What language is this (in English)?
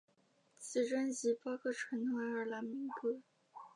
Chinese